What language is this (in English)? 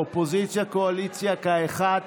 Hebrew